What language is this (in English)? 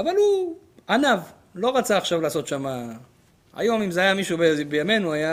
Hebrew